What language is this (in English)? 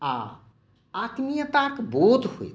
Maithili